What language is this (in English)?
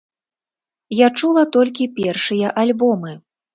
Belarusian